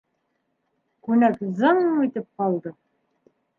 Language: Bashkir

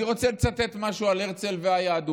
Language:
Hebrew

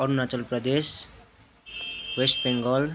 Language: Nepali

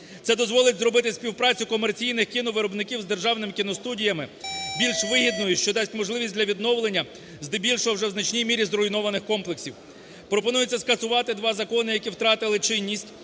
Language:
Ukrainian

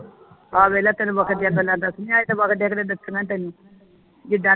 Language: Punjabi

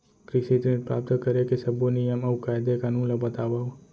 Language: Chhattisgarhi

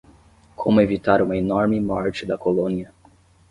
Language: Portuguese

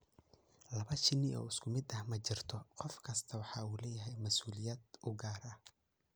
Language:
Somali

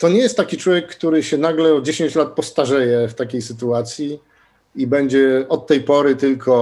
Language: Polish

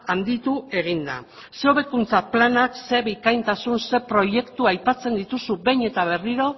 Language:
Basque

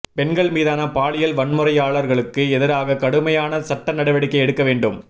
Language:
Tamil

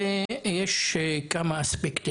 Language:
Hebrew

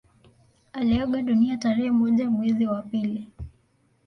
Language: Swahili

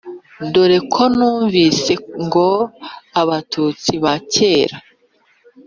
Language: Kinyarwanda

